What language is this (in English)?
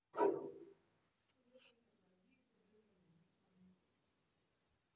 Luo (Kenya and Tanzania)